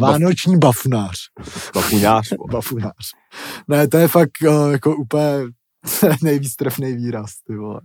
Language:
Czech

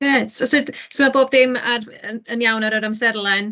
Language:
Welsh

